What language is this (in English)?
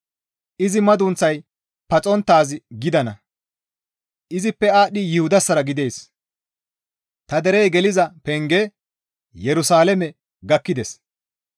Gamo